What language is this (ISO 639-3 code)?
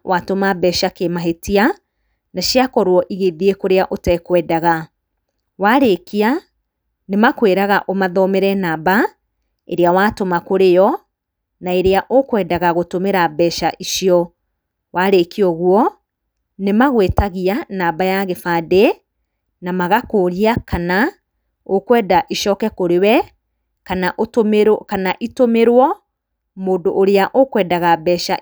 kik